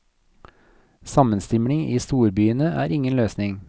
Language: Norwegian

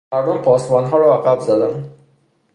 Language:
Persian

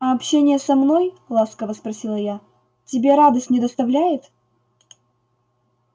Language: Russian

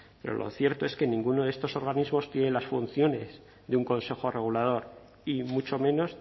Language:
Spanish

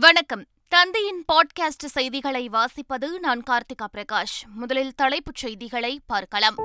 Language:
Tamil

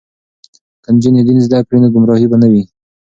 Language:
Pashto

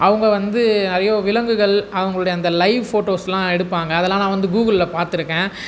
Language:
Tamil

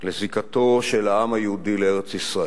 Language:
Hebrew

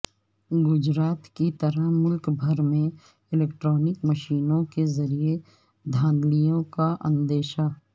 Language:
Urdu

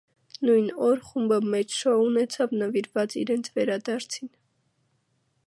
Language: Armenian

